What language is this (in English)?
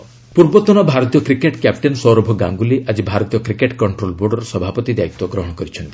Odia